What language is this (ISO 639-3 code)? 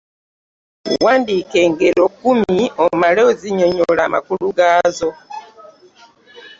lug